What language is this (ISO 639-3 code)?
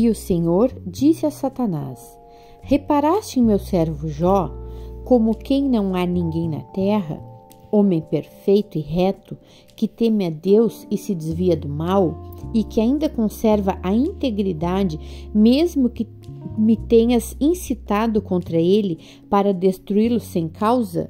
por